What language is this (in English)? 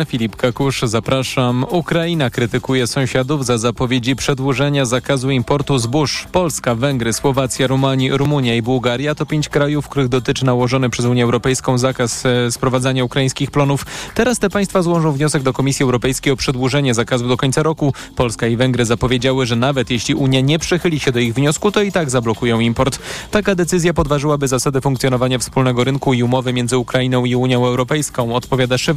Polish